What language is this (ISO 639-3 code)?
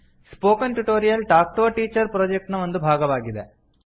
kan